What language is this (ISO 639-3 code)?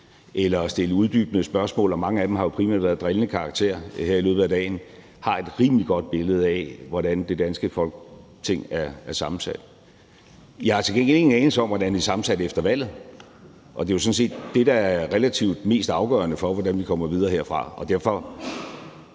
dan